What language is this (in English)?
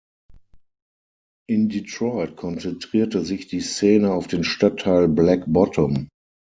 German